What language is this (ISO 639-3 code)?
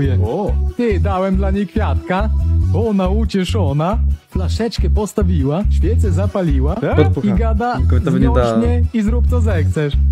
pol